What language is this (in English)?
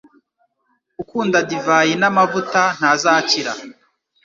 Kinyarwanda